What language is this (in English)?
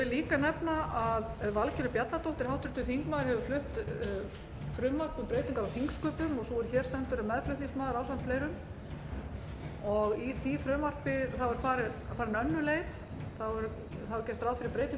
Icelandic